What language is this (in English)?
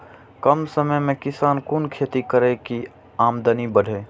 Maithili